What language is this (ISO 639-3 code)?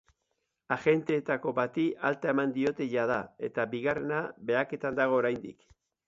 eus